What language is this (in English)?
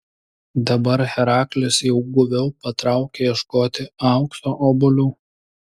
Lithuanian